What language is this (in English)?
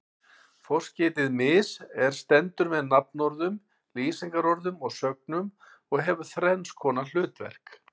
Icelandic